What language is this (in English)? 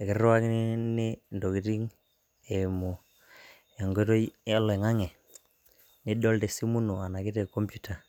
Masai